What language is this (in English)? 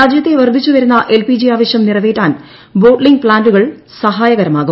Malayalam